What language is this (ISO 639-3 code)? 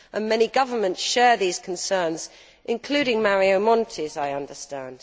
eng